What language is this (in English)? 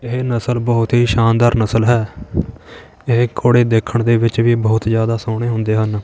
Punjabi